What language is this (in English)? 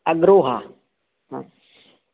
Sanskrit